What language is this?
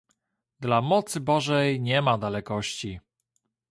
Polish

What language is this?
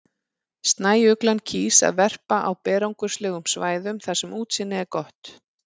Icelandic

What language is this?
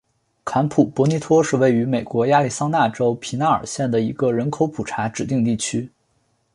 Chinese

